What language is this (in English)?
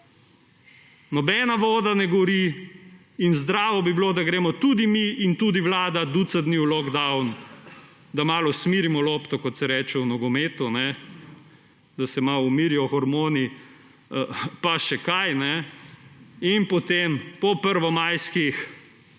Slovenian